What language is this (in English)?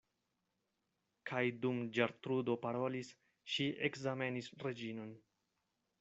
Esperanto